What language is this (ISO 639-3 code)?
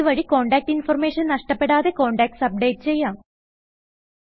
mal